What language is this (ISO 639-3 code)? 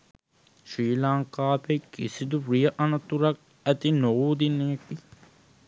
sin